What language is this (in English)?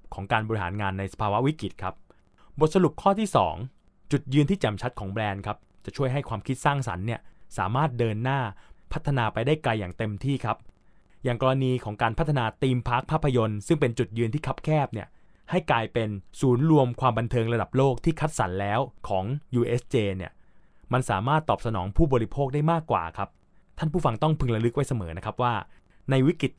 Thai